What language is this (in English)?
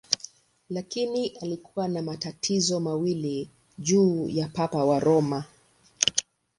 Swahili